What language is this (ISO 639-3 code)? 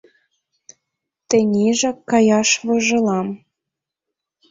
chm